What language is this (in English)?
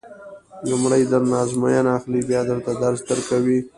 Pashto